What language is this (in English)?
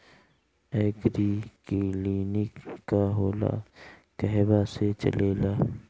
Bhojpuri